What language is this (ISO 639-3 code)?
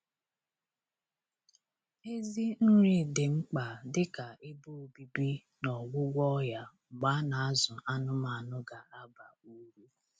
ibo